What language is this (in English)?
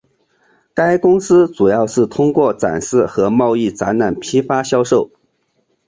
Chinese